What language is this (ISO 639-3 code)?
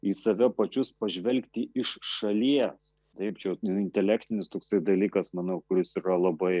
lit